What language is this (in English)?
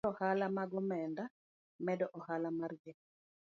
Luo (Kenya and Tanzania)